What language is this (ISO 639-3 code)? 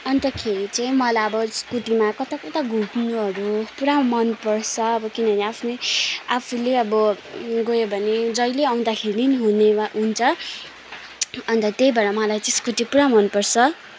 nep